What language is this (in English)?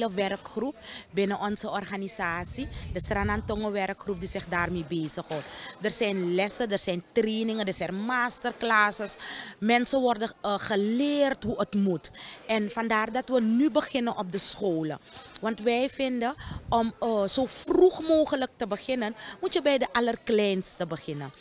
Dutch